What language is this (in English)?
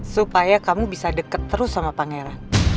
Indonesian